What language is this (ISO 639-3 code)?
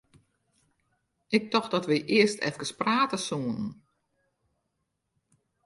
fry